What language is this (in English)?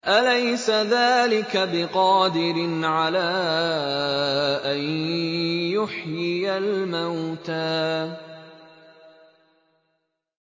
Arabic